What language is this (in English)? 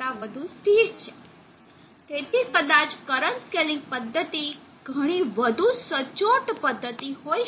Gujarati